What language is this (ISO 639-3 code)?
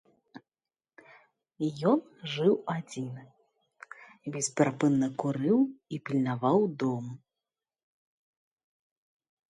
bel